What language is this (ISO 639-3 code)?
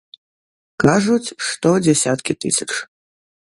bel